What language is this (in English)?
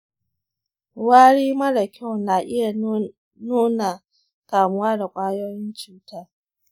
Hausa